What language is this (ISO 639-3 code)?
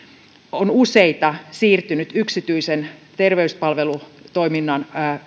fin